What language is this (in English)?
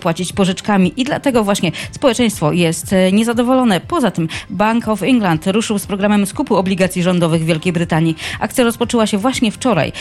Polish